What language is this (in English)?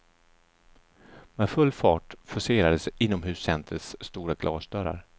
Swedish